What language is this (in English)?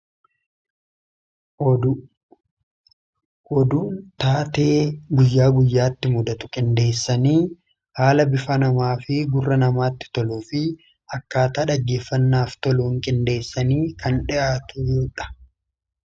Oromo